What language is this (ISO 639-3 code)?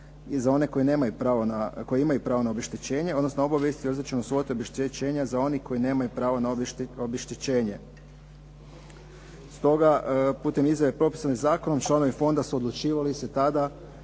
hrv